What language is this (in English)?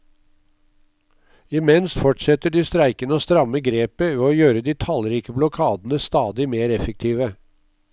Norwegian